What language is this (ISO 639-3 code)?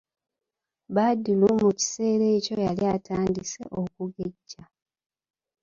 lug